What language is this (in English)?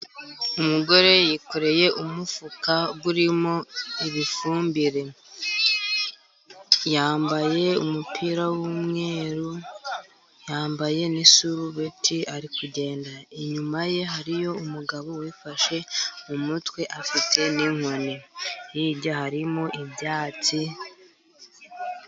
Kinyarwanda